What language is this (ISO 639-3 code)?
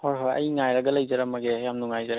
mni